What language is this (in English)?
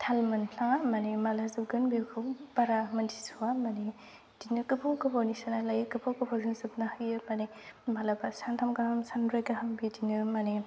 Bodo